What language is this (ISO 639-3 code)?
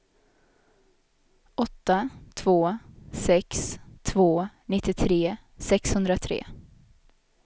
swe